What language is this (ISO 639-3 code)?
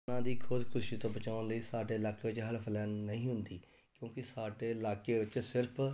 pan